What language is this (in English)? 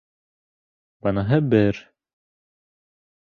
Bashkir